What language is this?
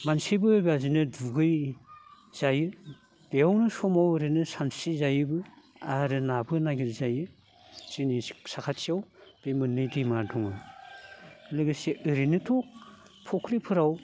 Bodo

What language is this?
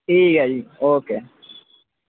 Dogri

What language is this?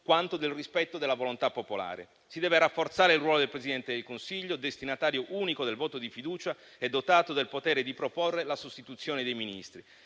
Italian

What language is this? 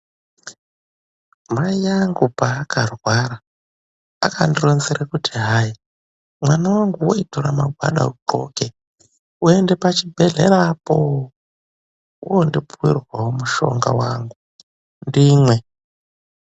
Ndau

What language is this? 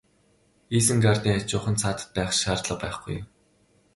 Mongolian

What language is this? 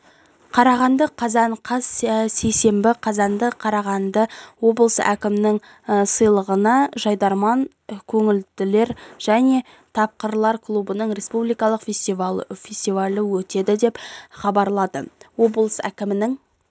Kazakh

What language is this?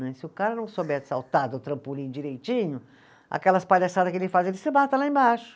Portuguese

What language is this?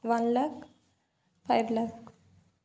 Odia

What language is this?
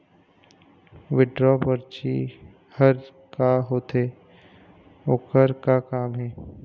Chhattisgarhi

